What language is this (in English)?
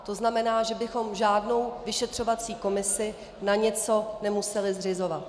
Czech